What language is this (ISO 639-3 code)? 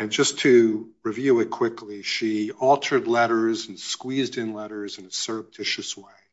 eng